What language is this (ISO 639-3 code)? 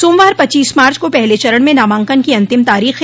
hin